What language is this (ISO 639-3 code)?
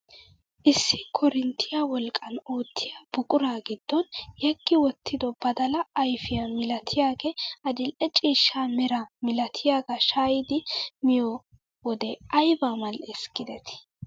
wal